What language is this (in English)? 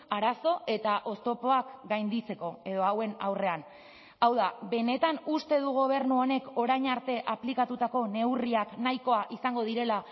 Basque